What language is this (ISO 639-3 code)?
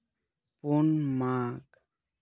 sat